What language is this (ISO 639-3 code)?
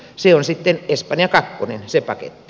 fin